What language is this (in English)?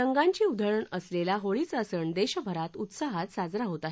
Marathi